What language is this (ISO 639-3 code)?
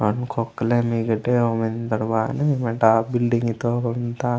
gon